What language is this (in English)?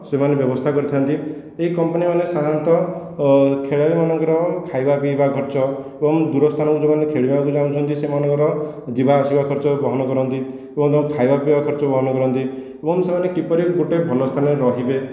Odia